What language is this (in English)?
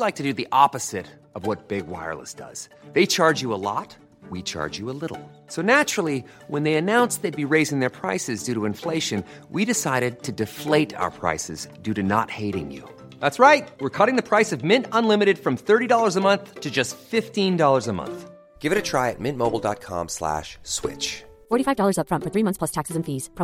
Persian